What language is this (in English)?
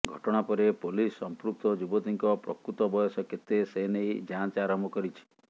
Odia